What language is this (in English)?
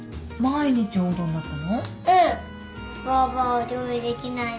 Japanese